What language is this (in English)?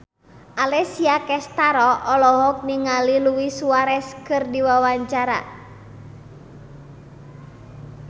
Sundanese